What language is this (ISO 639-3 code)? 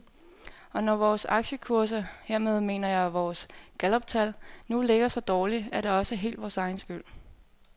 dan